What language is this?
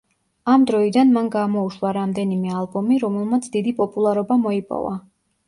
Georgian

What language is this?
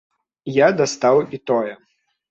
Belarusian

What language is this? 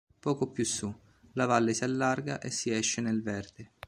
Italian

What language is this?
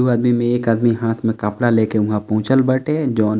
Bhojpuri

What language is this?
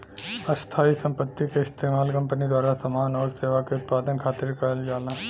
Bhojpuri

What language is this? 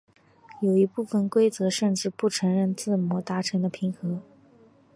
Chinese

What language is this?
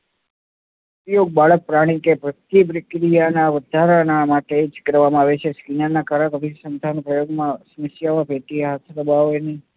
Gujarati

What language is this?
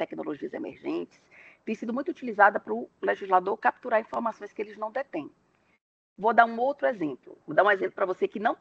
Portuguese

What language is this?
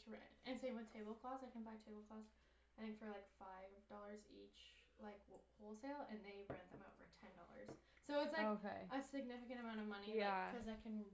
English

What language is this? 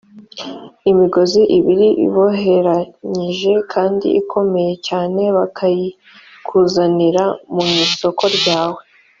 Kinyarwanda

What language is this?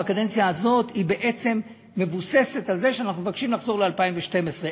Hebrew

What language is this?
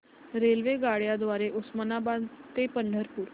Marathi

